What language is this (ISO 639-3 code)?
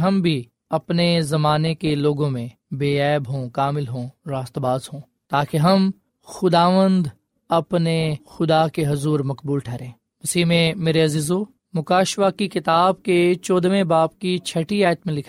urd